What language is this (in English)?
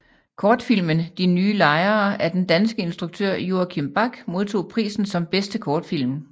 Danish